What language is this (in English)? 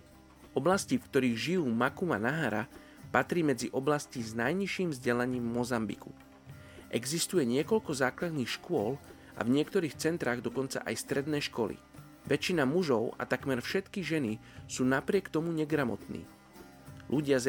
Slovak